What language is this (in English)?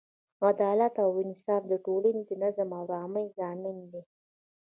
Pashto